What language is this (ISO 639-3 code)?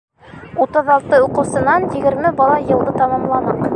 bak